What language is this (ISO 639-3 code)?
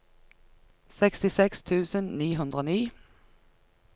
nor